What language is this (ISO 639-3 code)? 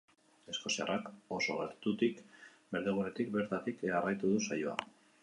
eus